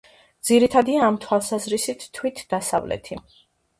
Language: Georgian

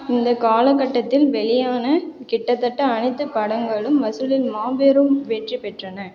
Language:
Tamil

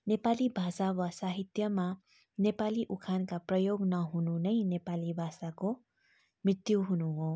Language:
Nepali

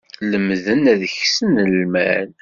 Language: Kabyle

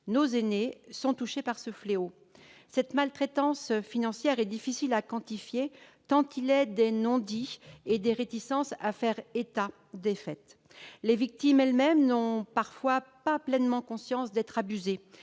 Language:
French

